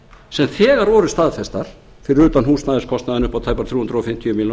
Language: Icelandic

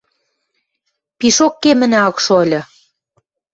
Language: Western Mari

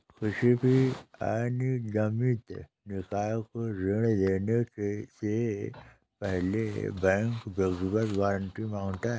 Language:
Hindi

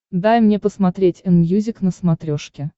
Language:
Russian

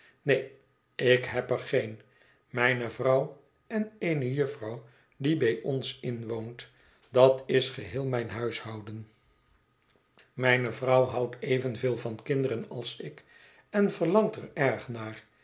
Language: Dutch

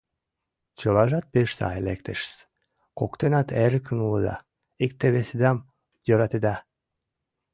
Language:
Mari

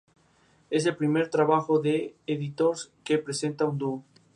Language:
Spanish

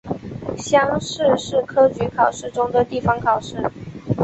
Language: Chinese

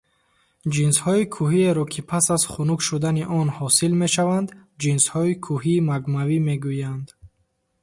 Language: Tajik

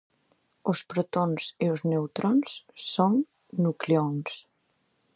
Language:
Galician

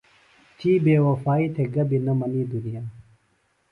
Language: Phalura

